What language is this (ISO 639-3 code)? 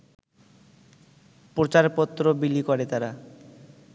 ben